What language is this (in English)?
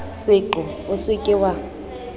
Southern Sotho